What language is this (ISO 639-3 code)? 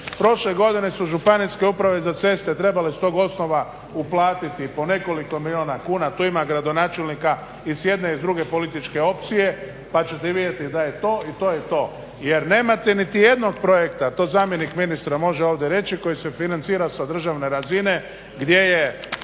hrv